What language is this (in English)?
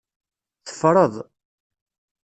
Kabyle